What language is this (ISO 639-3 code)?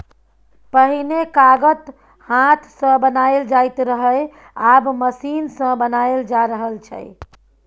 mai